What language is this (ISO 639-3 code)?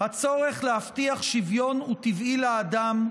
heb